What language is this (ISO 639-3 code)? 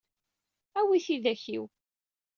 kab